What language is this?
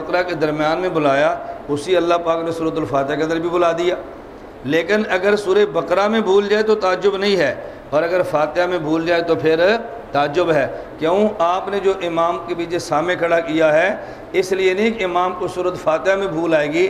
Hindi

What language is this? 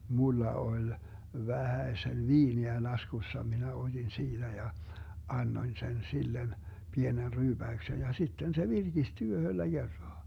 Finnish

